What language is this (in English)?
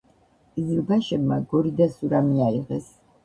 Georgian